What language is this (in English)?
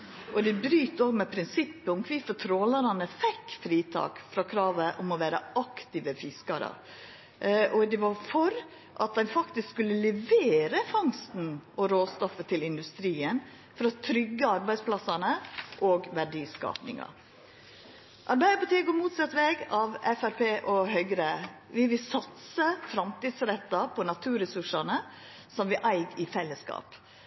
Norwegian Nynorsk